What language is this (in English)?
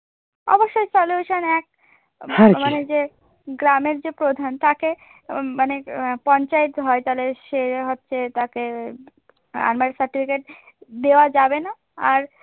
Bangla